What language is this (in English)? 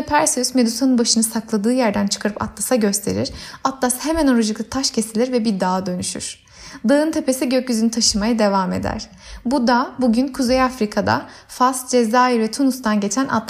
Turkish